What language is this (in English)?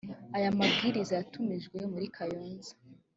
Kinyarwanda